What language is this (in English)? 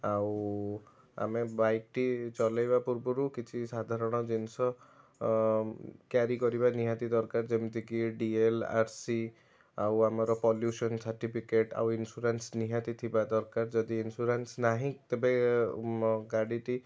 Odia